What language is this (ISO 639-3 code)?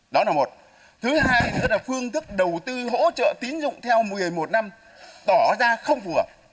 vie